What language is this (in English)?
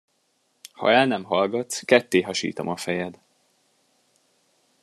Hungarian